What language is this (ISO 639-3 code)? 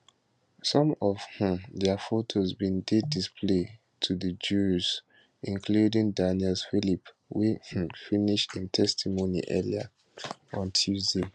pcm